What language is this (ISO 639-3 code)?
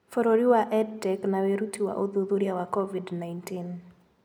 kik